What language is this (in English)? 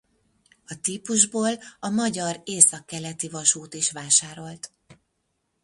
Hungarian